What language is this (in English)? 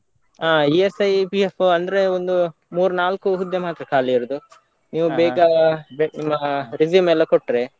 Kannada